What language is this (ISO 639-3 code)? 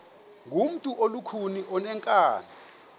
xho